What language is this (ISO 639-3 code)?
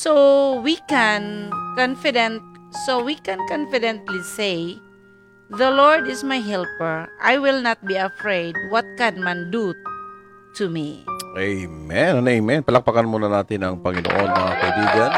fil